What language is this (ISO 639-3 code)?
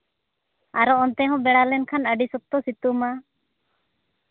sat